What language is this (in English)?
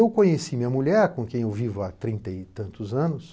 Portuguese